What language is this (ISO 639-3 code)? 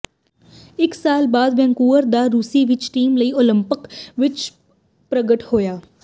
pan